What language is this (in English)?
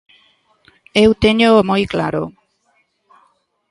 Galician